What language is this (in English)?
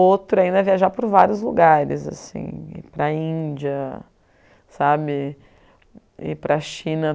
Portuguese